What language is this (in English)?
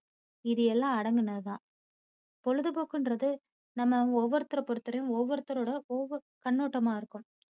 Tamil